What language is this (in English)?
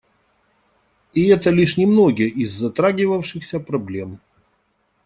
Russian